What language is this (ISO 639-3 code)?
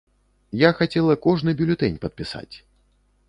bel